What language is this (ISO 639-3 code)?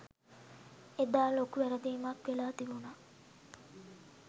sin